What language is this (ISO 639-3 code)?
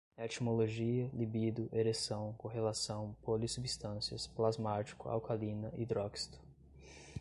por